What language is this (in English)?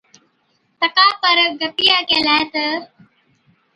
Od